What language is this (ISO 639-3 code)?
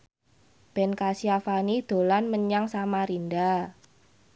jav